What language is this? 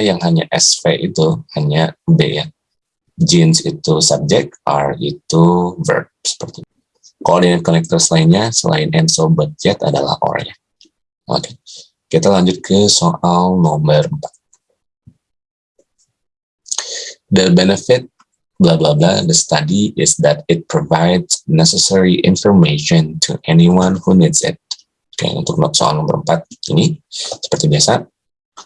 Indonesian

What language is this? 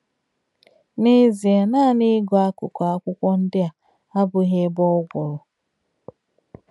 Igbo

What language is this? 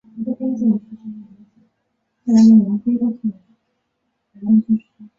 Chinese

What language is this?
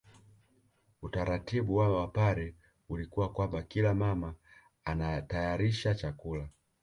Swahili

